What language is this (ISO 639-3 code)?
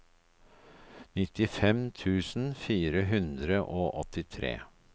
nor